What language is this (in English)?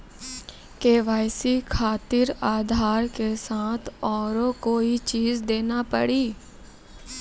Maithili